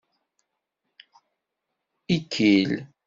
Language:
Kabyle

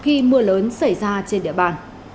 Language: Vietnamese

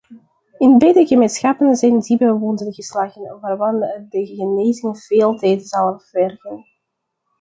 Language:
Dutch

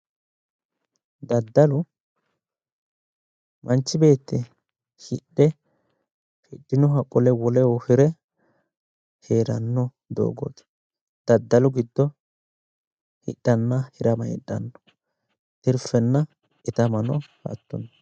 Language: Sidamo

